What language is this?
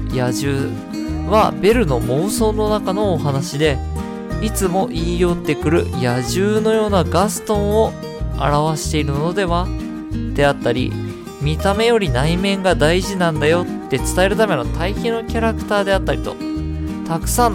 Japanese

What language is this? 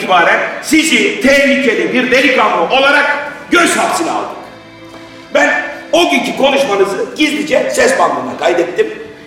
Turkish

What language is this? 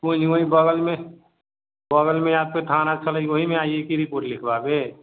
Maithili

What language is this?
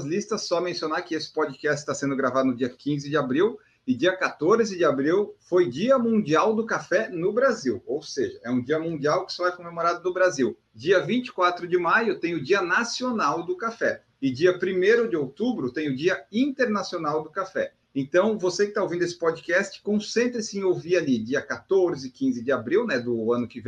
Portuguese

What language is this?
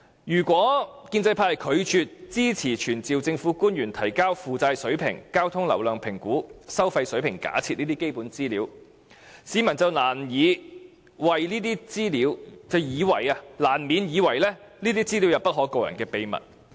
Cantonese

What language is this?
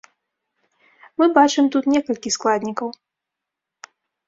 Belarusian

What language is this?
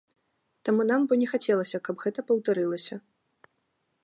Belarusian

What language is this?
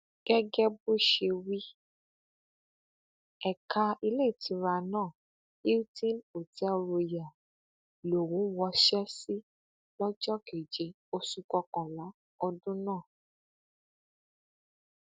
Yoruba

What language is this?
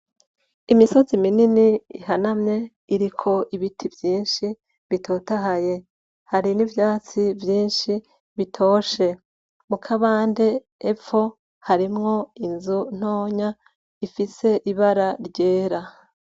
Rundi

